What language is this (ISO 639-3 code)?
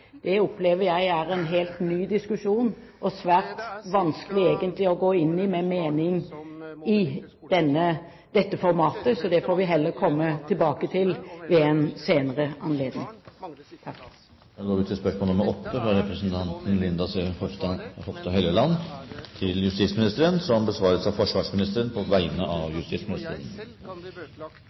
nob